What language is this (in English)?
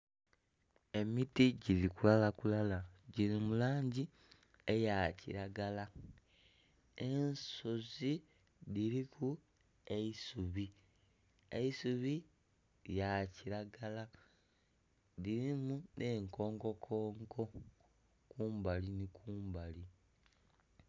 Soga